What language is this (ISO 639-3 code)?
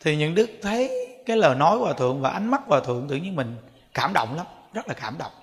vie